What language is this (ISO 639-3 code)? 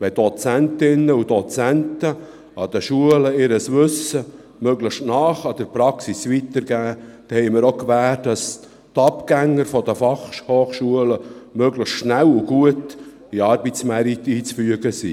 gsw